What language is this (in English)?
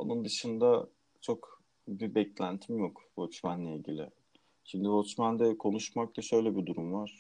Turkish